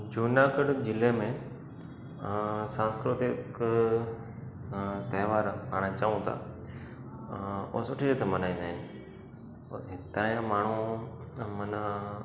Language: Sindhi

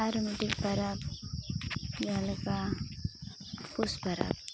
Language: Santali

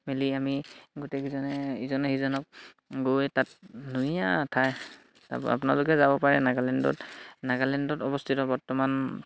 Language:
Assamese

